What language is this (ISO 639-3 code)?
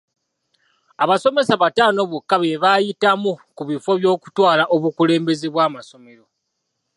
lug